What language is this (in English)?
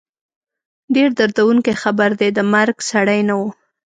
Pashto